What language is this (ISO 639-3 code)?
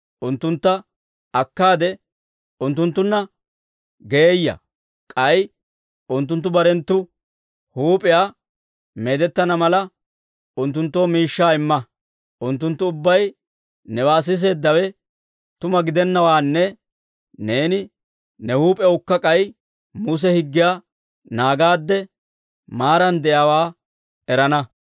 dwr